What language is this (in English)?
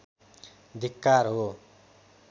Nepali